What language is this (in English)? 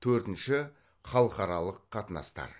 Kazakh